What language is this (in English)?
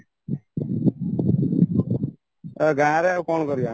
Odia